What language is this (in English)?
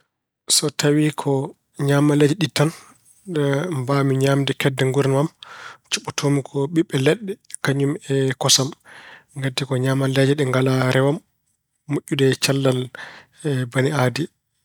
Fula